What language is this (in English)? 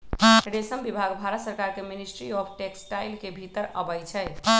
Magahi